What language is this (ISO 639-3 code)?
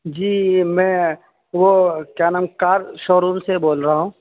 urd